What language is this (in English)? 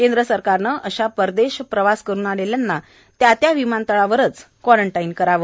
Marathi